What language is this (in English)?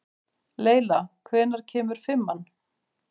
Icelandic